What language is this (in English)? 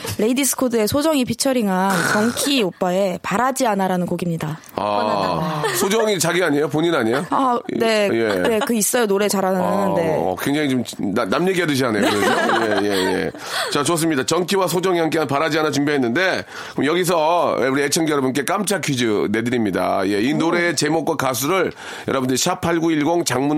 Korean